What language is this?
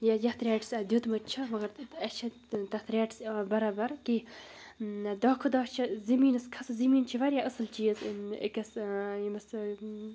Kashmiri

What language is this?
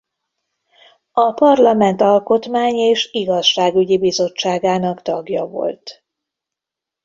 Hungarian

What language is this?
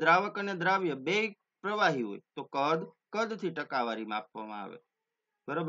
Hindi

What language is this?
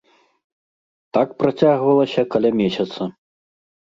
Belarusian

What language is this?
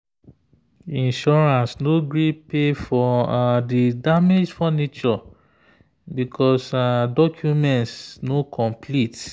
Nigerian Pidgin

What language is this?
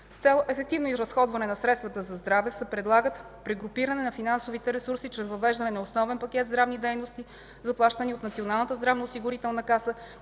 Bulgarian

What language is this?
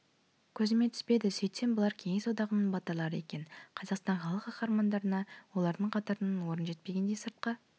Kazakh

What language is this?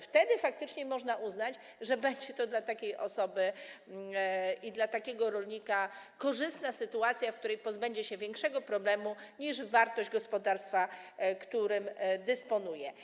Polish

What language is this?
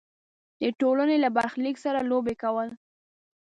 Pashto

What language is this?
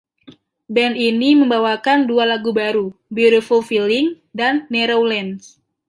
Indonesian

